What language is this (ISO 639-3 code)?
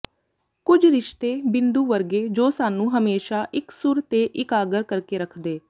pan